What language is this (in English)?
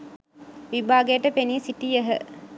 Sinhala